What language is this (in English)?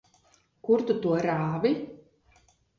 Latvian